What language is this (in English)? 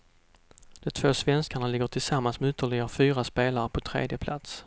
Swedish